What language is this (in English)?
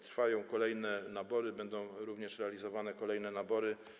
Polish